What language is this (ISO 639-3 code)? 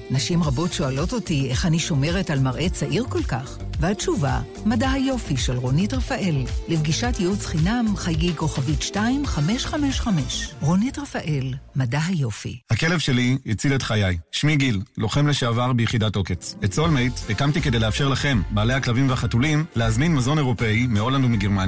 heb